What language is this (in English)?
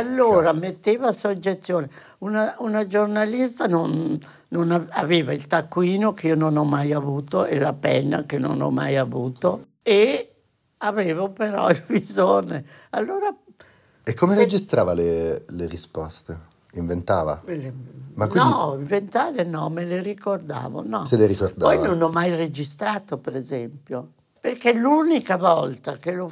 Italian